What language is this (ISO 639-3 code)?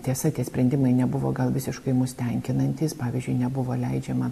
lit